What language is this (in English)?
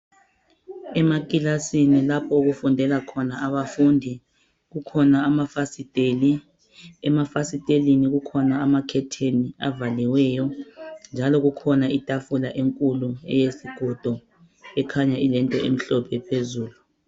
North Ndebele